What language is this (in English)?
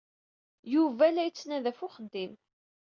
Kabyle